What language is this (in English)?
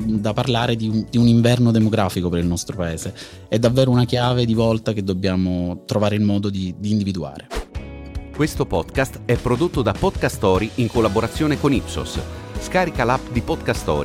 Italian